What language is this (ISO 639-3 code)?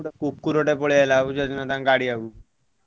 ori